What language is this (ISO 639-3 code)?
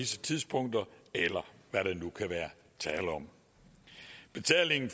dan